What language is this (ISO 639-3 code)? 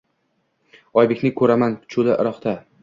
uzb